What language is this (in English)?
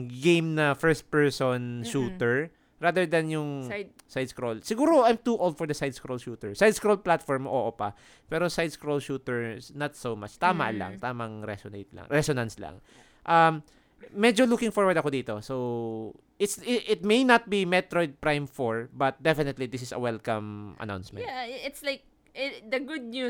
Filipino